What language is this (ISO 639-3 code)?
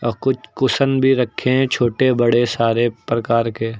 hin